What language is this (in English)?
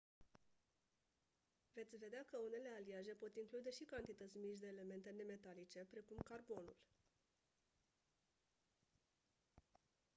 Romanian